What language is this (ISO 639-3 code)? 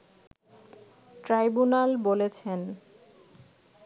ben